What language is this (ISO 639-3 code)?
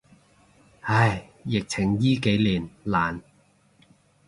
yue